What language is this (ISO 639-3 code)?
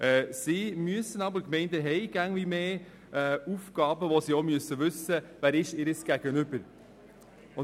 gsw